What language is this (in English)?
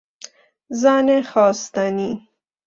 Persian